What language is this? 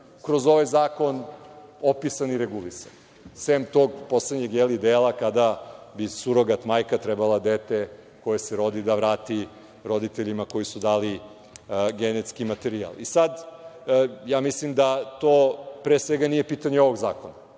Serbian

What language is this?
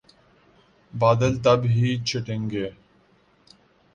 Urdu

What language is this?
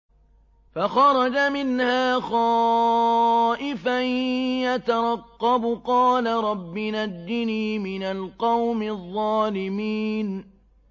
Arabic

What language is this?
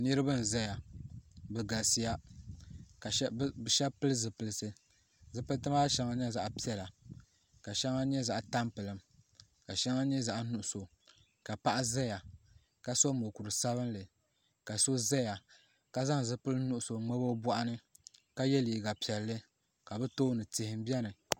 Dagbani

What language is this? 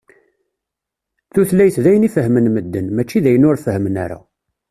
Kabyle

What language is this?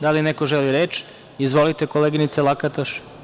Serbian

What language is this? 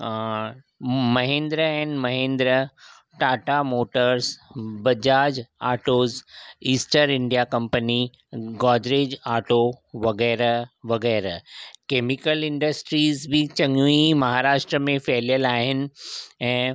Sindhi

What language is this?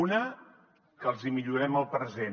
Catalan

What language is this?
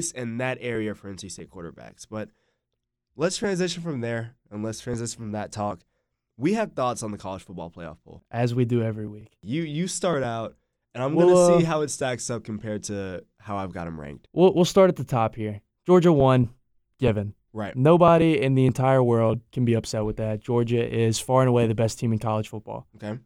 English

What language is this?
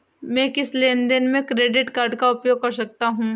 Hindi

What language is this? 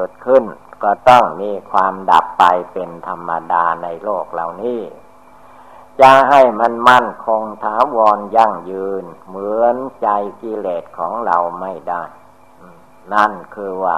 Thai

